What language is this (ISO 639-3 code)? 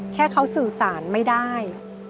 tha